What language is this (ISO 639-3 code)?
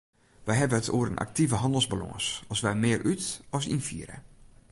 fry